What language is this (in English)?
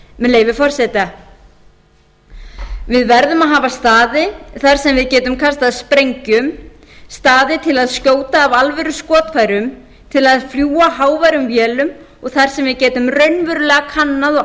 Icelandic